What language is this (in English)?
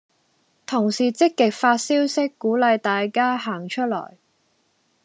Cantonese